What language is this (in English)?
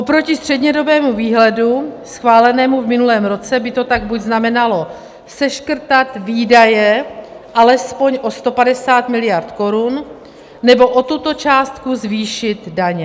Czech